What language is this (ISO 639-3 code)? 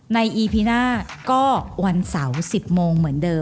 tha